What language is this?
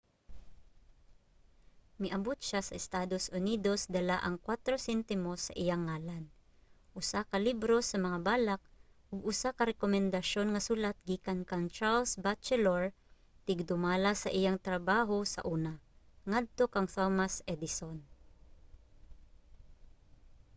Cebuano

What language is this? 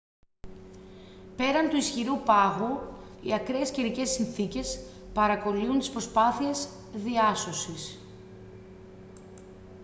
Greek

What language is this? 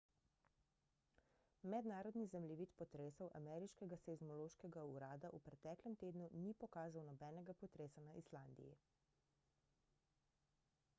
Slovenian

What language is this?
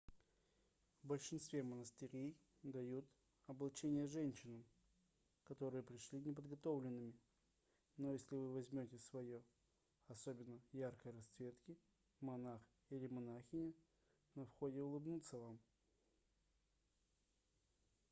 Russian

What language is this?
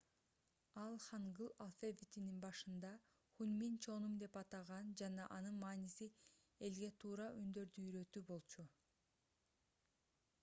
Kyrgyz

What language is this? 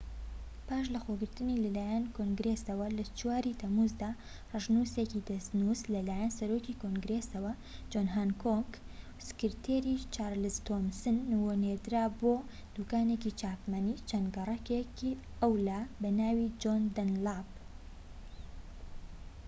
Central Kurdish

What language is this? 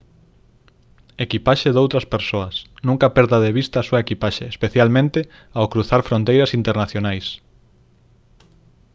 Galician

